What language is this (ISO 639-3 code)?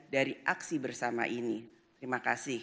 ind